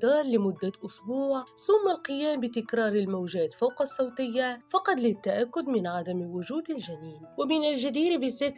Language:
Arabic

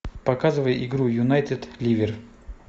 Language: Russian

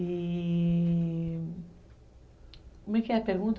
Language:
Portuguese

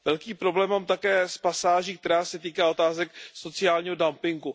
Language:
Czech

